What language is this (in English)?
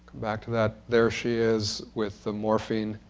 English